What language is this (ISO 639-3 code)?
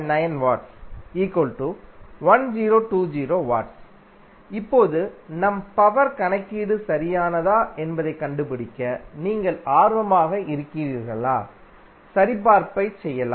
tam